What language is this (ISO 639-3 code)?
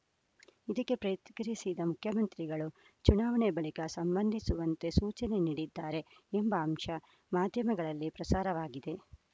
kan